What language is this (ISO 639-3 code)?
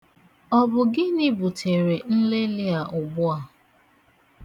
ibo